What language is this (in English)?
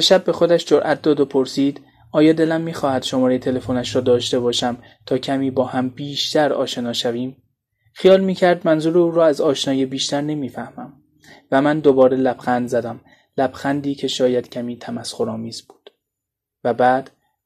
Persian